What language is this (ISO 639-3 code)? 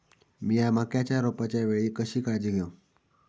mar